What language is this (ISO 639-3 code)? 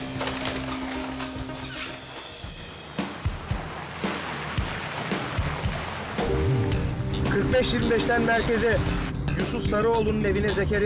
tur